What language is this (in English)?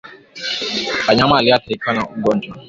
Swahili